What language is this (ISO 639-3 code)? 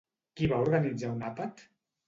cat